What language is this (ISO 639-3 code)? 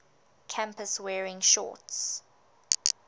eng